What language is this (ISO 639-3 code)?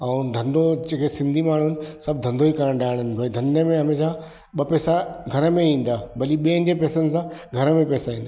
snd